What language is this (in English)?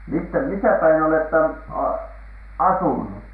Finnish